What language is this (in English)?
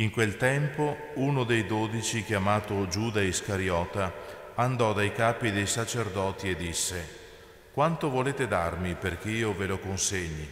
Italian